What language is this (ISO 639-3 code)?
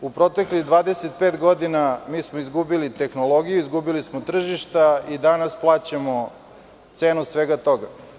srp